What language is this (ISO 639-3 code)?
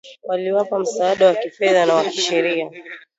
swa